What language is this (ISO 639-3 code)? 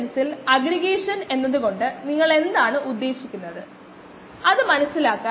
mal